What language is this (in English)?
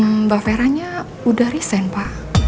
Indonesian